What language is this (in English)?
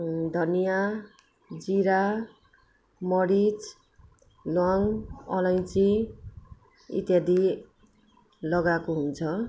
Nepali